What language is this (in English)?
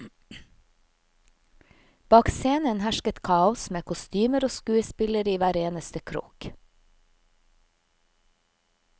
Norwegian